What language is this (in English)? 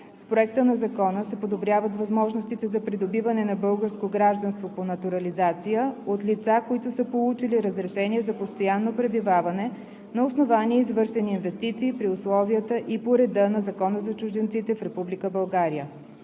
Bulgarian